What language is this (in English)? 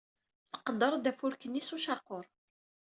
Kabyle